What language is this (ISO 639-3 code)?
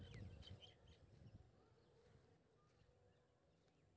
mai